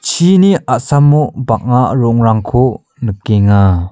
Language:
Garo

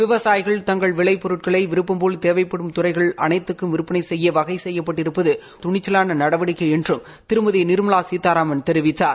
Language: Tamil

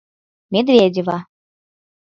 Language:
Mari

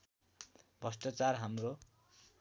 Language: Nepali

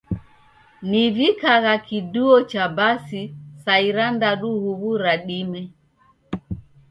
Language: Taita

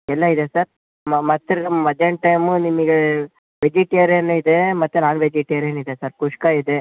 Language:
Kannada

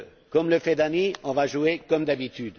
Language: French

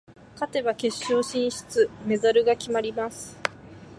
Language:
Japanese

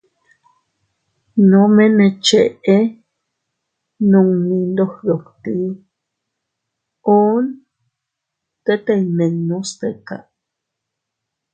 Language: Teutila Cuicatec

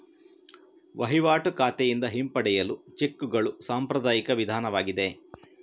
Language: Kannada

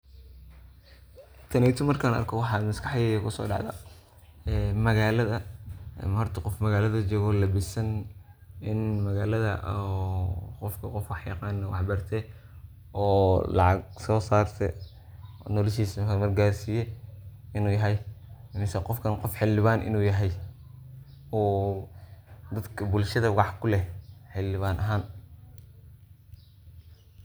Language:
Somali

